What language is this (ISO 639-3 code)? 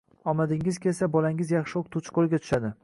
uzb